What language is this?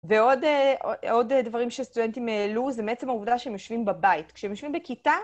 Hebrew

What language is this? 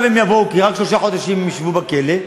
Hebrew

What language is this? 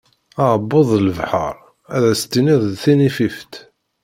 Kabyle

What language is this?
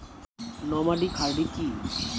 Bangla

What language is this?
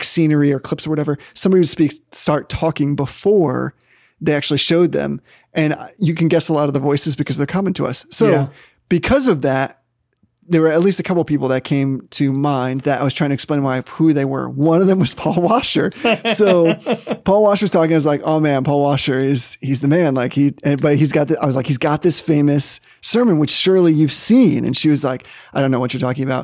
English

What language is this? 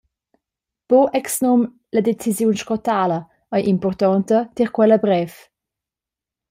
Romansh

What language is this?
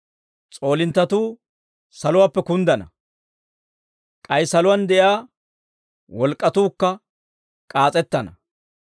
Dawro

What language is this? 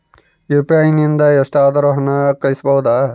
Kannada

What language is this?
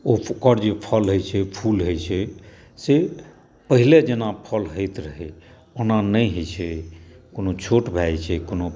Maithili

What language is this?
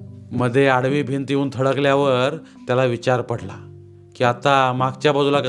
Marathi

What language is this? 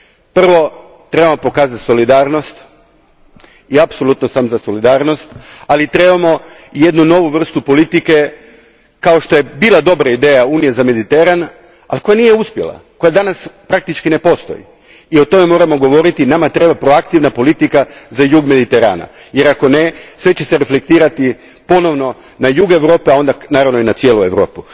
Croatian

